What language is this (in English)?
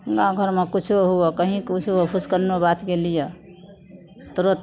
Maithili